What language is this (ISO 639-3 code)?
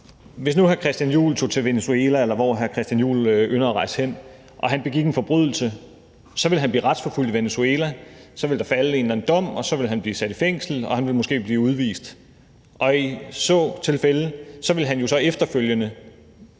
dan